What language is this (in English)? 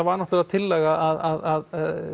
Icelandic